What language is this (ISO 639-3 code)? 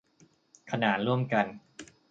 tha